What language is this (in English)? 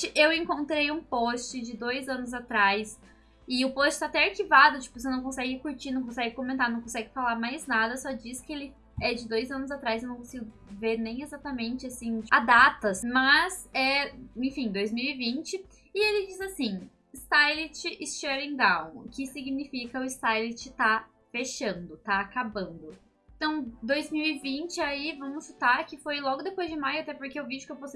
Portuguese